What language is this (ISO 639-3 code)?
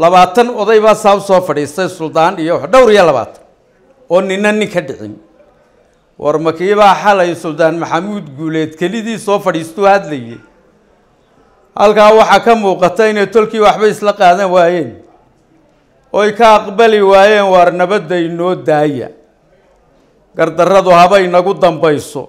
ara